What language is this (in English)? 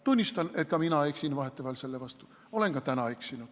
Estonian